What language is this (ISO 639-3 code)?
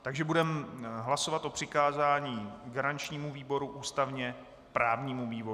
ces